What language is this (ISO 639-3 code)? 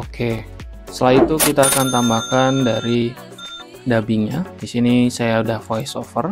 ind